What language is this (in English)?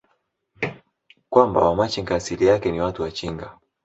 Swahili